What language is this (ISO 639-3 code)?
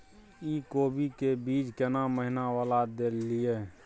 mai